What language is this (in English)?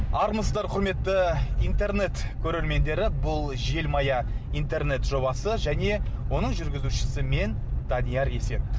Kazakh